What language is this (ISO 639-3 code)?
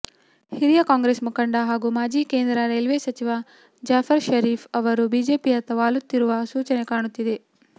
kan